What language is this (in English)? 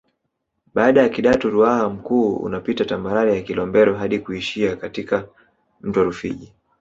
Swahili